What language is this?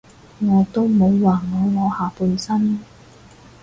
Cantonese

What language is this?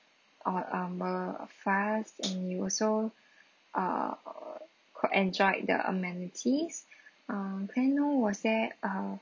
English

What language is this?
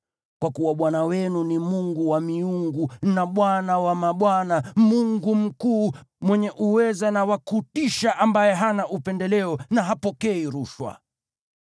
Swahili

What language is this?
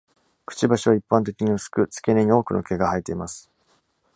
Japanese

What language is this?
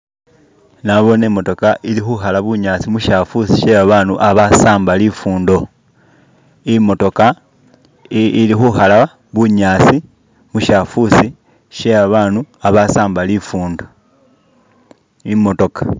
Masaaba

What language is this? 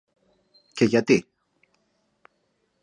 Greek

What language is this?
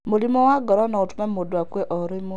Kikuyu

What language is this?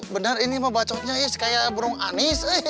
Indonesian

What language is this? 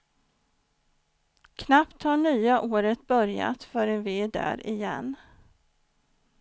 Swedish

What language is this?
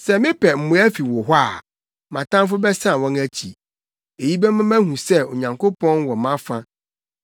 Akan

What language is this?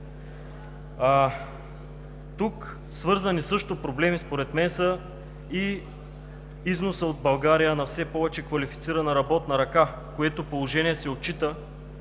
Bulgarian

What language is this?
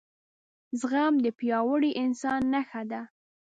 Pashto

